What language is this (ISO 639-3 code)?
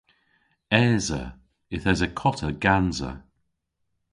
cor